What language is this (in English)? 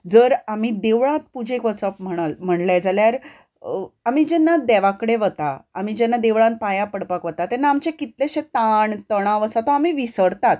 Konkani